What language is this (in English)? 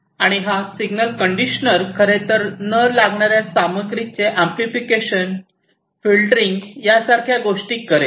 Marathi